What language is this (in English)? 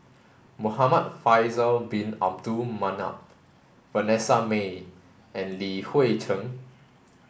English